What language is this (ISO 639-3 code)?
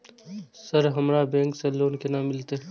mai